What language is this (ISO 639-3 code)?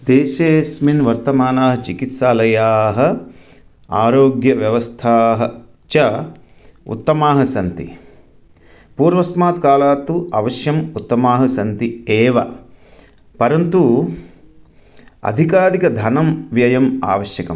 san